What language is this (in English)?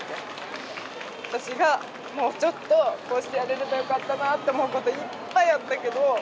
Japanese